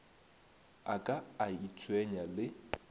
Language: Northern Sotho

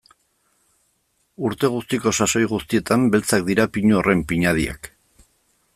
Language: Basque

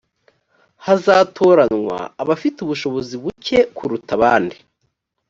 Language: Kinyarwanda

